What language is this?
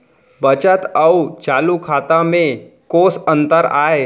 Chhattisgarhi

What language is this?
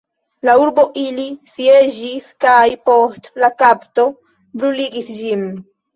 Esperanto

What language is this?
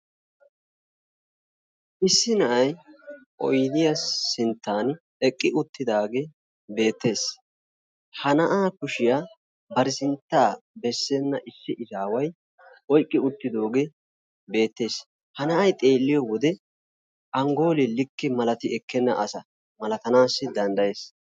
Wolaytta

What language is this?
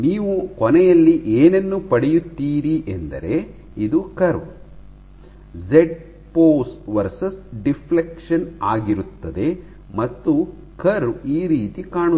Kannada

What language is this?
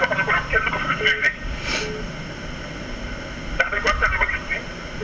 Wolof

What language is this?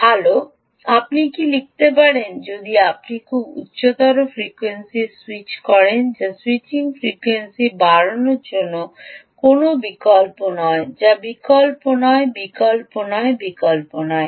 Bangla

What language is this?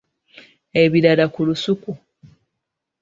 Ganda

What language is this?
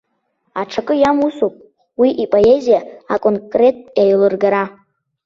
Abkhazian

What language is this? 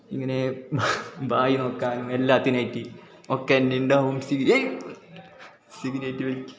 Malayalam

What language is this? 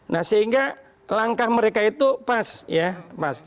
Indonesian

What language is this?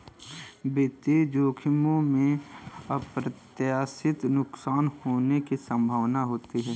Hindi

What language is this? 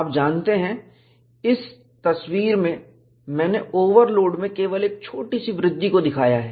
Hindi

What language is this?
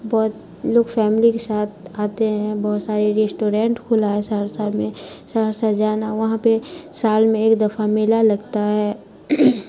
Urdu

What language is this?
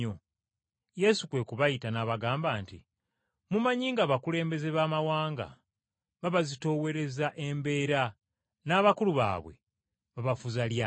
Ganda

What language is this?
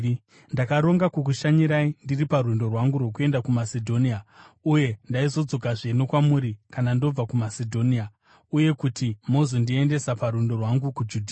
Shona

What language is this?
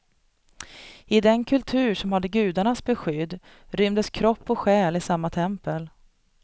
Swedish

